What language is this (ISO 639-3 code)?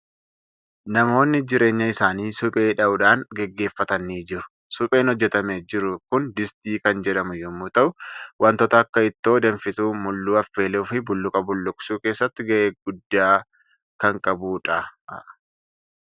orm